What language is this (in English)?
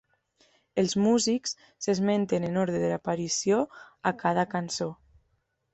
Catalan